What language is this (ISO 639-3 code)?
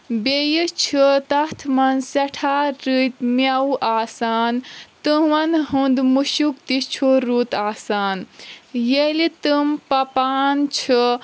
kas